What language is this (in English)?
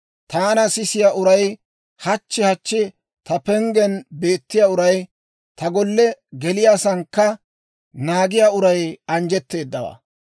Dawro